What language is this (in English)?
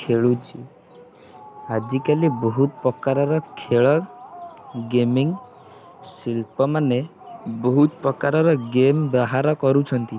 Odia